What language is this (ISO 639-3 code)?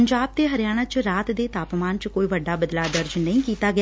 pan